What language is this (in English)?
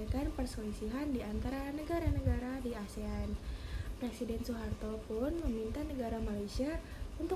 Indonesian